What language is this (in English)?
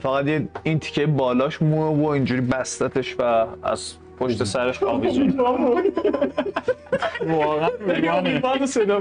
Persian